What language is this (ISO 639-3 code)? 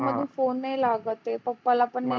mar